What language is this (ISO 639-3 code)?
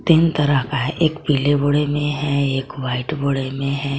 hin